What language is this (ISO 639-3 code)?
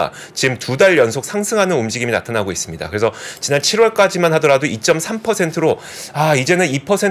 kor